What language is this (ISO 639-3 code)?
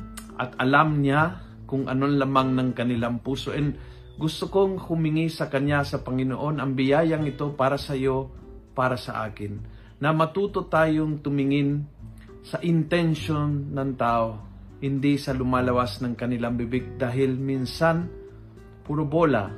fil